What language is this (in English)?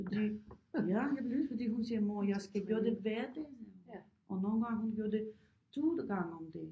Danish